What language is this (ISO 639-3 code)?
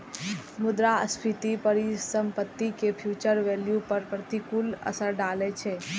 mai